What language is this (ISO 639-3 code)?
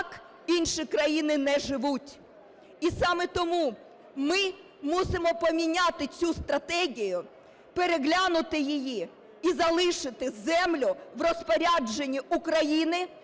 ukr